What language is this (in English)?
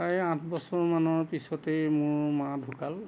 Assamese